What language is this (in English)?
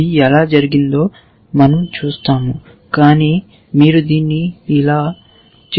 Telugu